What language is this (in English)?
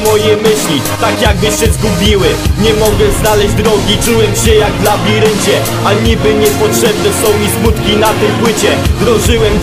Polish